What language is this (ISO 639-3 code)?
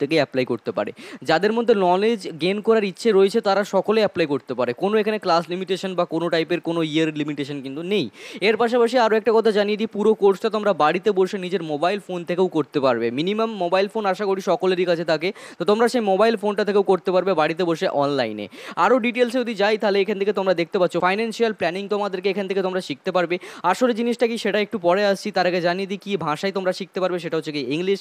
hin